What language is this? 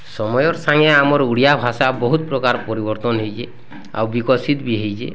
Odia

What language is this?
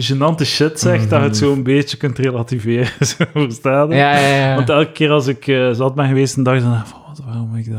Dutch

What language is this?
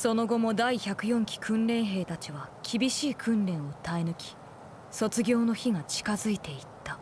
Japanese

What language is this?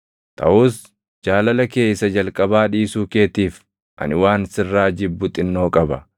Oromo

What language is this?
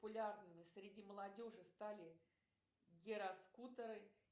Russian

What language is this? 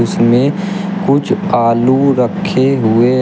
Hindi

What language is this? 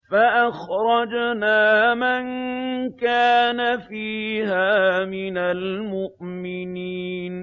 Arabic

